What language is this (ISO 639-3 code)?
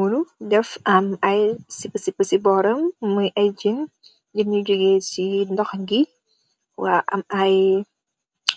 wol